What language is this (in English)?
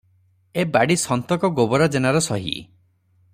Odia